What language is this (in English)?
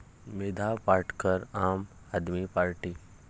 Marathi